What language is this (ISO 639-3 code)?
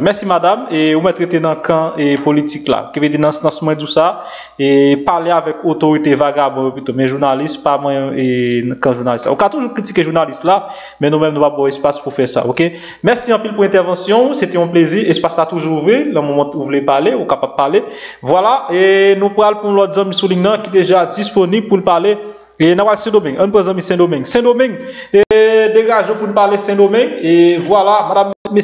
fra